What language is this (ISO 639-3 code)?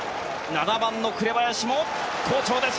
jpn